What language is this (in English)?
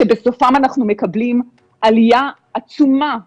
Hebrew